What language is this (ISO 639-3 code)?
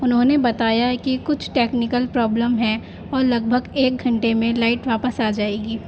urd